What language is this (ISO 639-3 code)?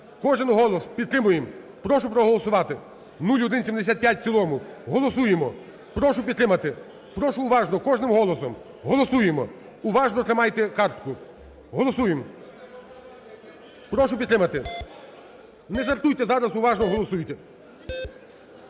ukr